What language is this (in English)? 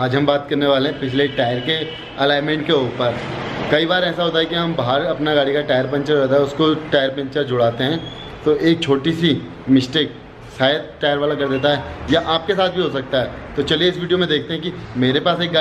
Hindi